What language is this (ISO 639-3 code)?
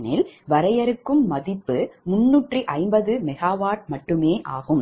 tam